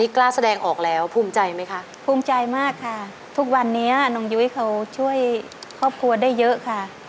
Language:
Thai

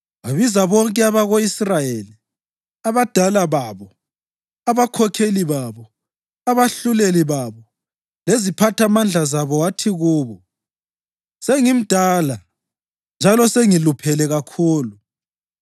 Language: North Ndebele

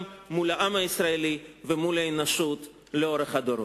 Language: Hebrew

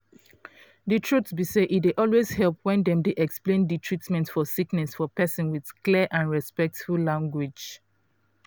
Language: Nigerian Pidgin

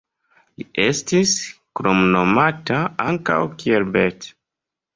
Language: Esperanto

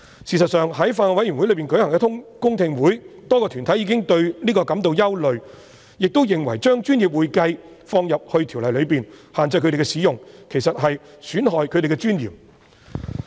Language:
Cantonese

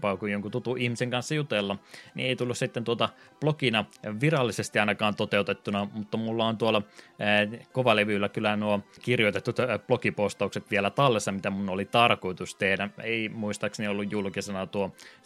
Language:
Finnish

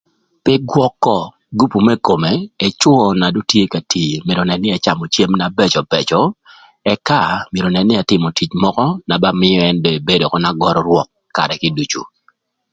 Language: Thur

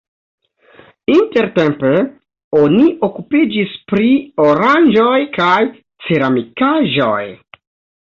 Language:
Esperanto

